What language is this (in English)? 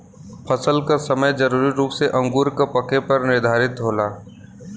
Bhojpuri